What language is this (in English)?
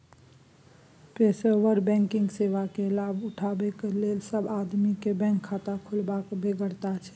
Maithili